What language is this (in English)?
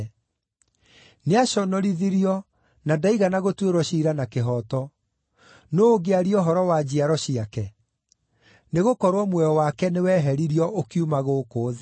Kikuyu